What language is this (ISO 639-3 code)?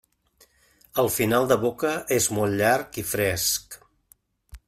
cat